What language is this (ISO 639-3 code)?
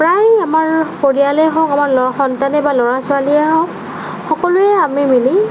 asm